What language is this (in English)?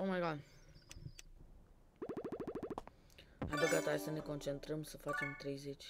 Romanian